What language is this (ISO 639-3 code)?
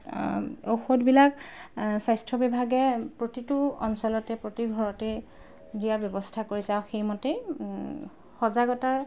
asm